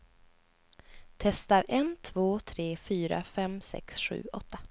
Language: Swedish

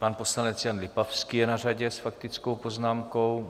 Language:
Czech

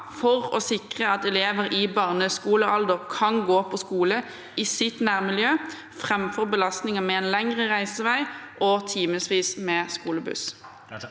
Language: Norwegian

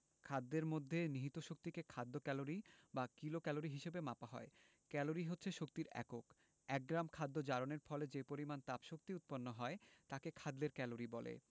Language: Bangla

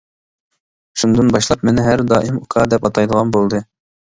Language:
Uyghur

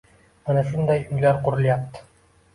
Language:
Uzbek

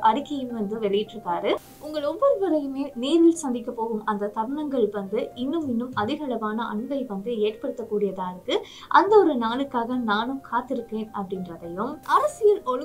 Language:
Romanian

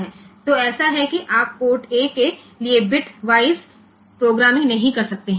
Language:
Gujarati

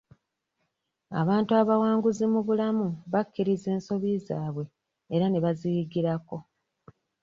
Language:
Ganda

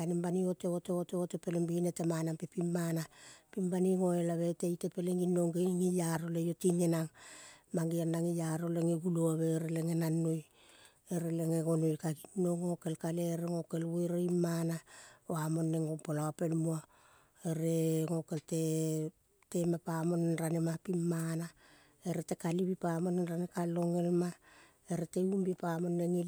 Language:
Kol (Papua New Guinea)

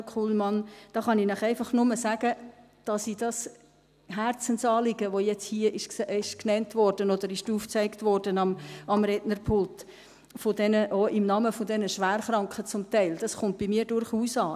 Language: Swiss German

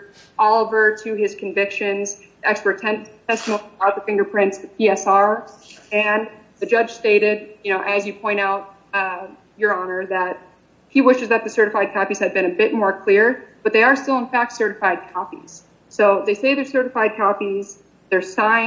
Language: English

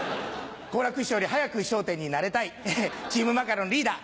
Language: Japanese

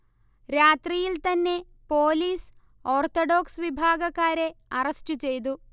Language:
Malayalam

